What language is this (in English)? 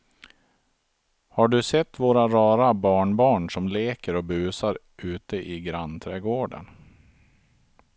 Swedish